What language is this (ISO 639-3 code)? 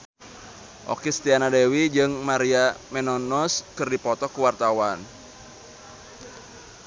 sun